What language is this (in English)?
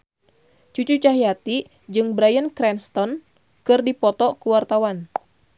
Sundanese